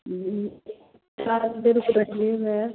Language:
Maithili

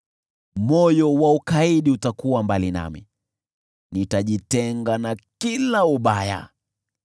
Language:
Swahili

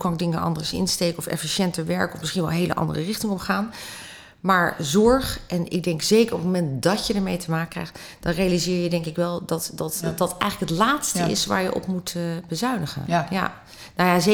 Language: Dutch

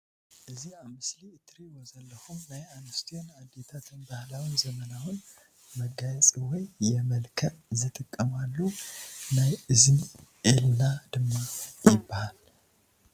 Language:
Tigrinya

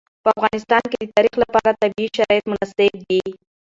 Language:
Pashto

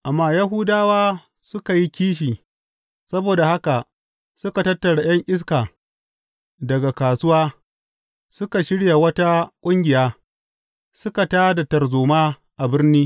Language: Hausa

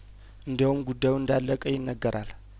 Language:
Amharic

